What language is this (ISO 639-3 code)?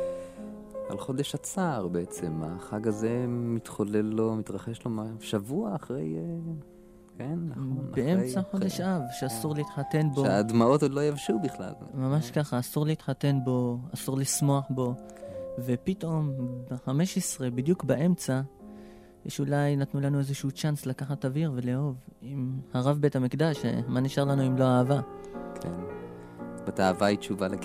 heb